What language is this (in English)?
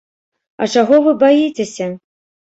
Belarusian